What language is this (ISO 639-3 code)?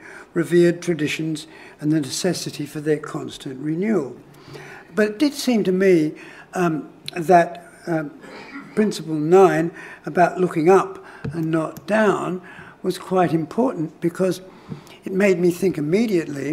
eng